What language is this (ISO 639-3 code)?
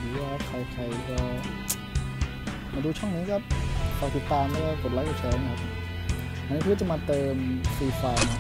tha